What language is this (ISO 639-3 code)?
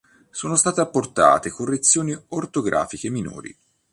ita